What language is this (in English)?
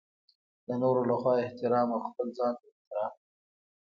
Pashto